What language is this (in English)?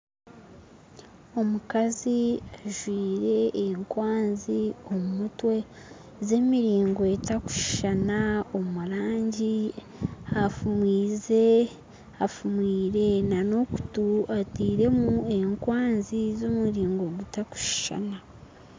Nyankole